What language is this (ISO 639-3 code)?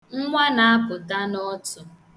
ibo